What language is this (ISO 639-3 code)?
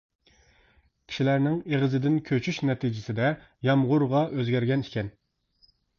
uig